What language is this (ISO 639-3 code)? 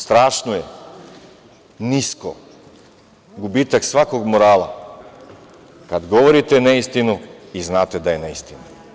srp